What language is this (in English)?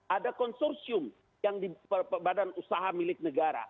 Indonesian